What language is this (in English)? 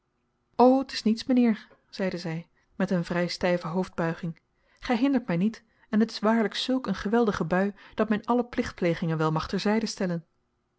Dutch